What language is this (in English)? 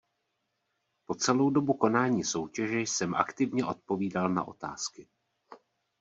Czech